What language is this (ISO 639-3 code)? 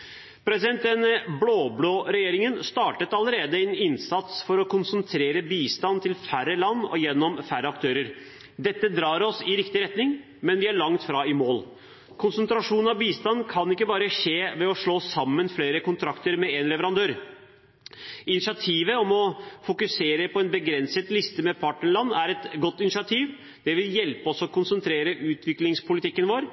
nob